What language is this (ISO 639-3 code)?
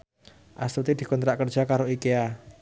jav